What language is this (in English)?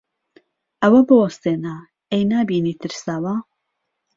Central Kurdish